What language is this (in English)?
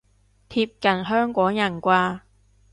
Cantonese